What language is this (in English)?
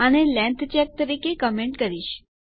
Gujarati